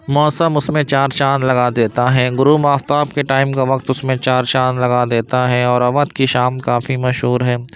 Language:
Urdu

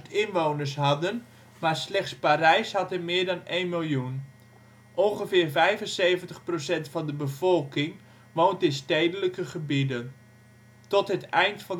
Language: Dutch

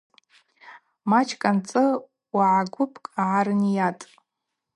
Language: Abaza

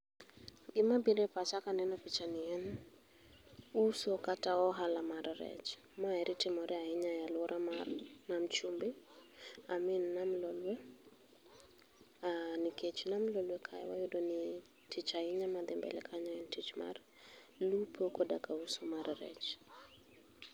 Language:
Luo (Kenya and Tanzania)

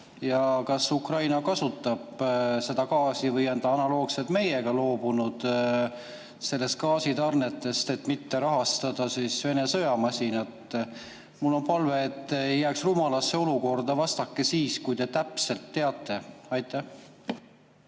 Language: Estonian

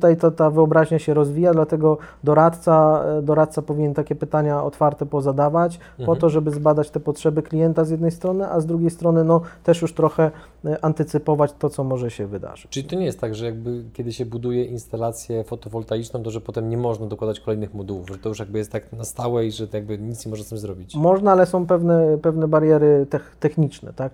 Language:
Polish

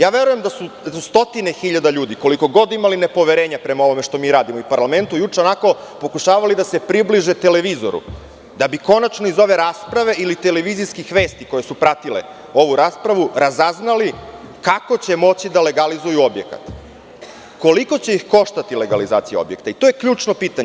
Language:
Serbian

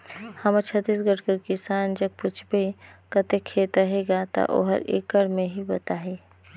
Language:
Chhattisgarhi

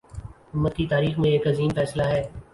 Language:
Urdu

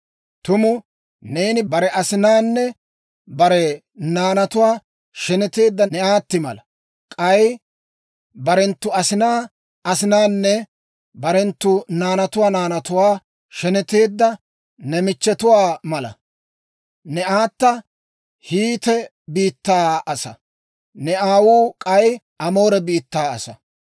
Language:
Dawro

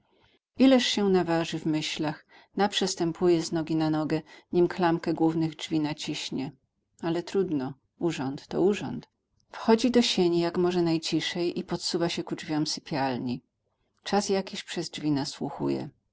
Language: Polish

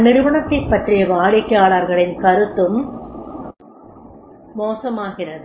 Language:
Tamil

